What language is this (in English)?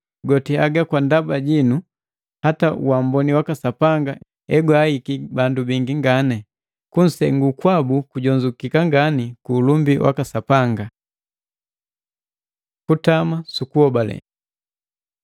Matengo